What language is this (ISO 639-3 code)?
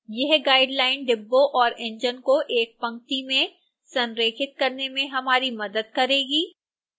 hin